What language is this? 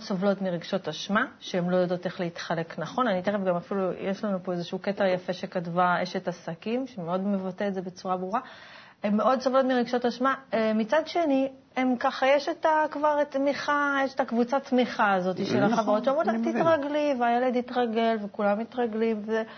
Hebrew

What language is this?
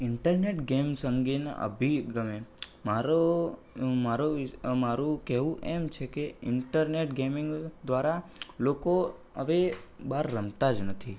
Gujarati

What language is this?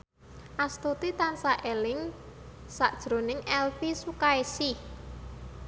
Javanese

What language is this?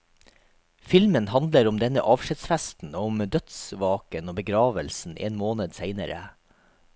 Norwegian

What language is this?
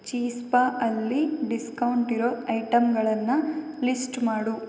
Kannada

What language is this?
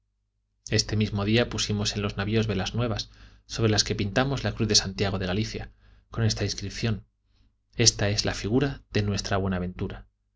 Spanish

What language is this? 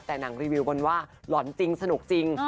Thai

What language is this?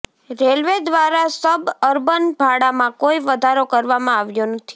Gujarati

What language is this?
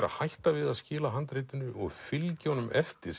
Icelandic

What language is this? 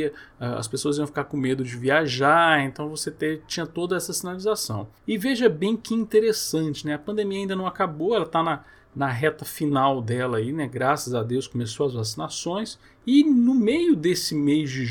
Portuguese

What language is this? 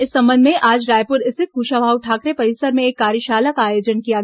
Hindi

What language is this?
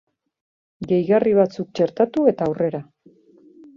Basque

